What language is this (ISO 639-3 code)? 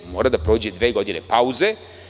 srp